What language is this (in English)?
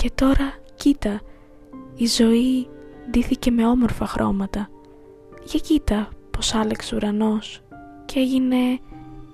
Greek